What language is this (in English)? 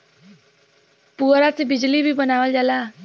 Bhojpuri